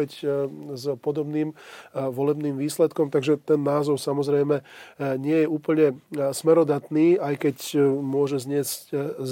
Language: Slovak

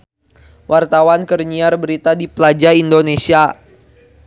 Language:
Sundanese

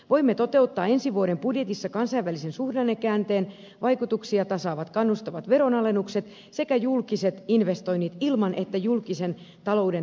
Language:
Finnish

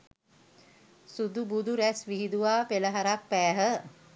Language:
Sinhala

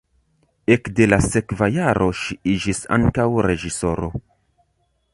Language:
Esperanto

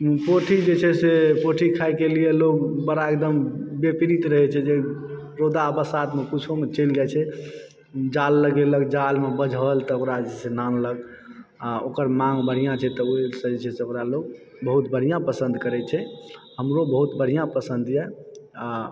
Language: Maithili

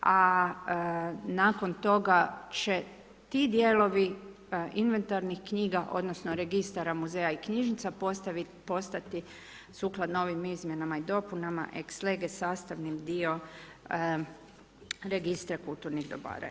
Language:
Croatian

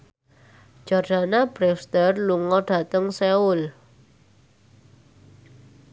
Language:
Javanese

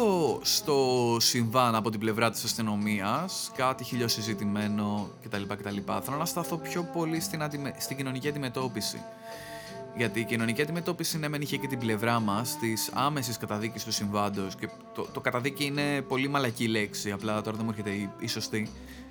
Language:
Greek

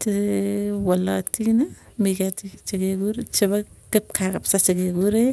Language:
Tugen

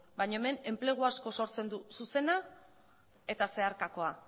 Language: Basque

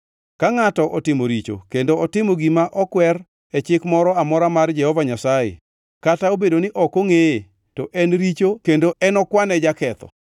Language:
Luo (Kenya and Tanzania)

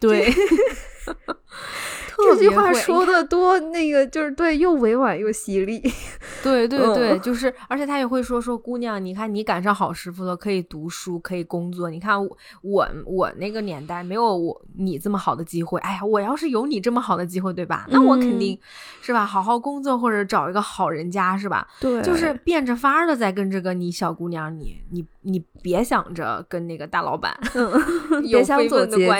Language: Chinese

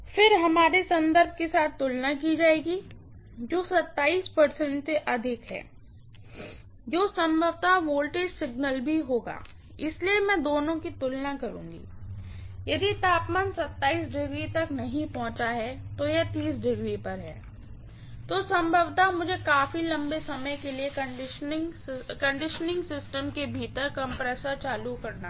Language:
Hindi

